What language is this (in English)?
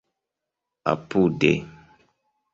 Esperanto